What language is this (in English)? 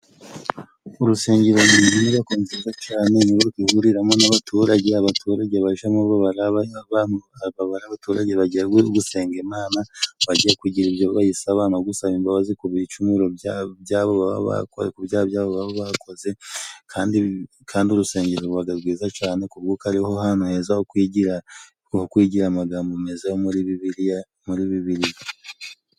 Kinyarwanda